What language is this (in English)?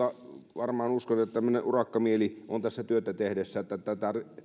Finnish